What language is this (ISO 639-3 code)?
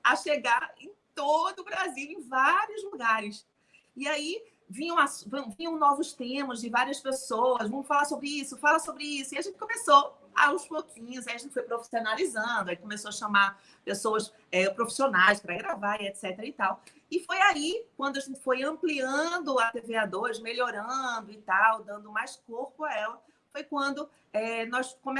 por